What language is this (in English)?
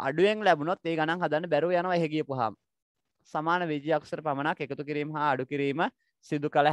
Hindi